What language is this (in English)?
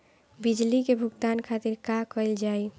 Bhojpuri